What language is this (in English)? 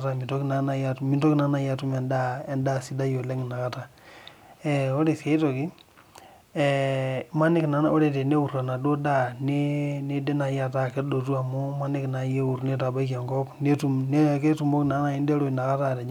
Masai